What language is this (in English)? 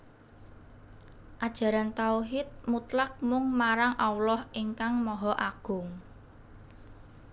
Javanese